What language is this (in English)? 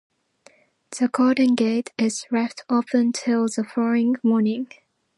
English